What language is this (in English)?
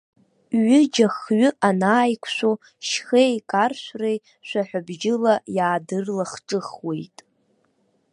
Abkhazian